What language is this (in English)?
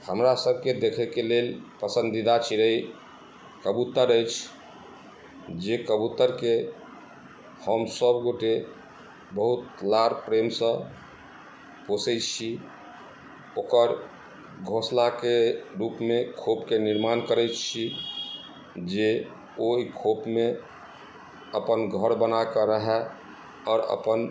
Maithili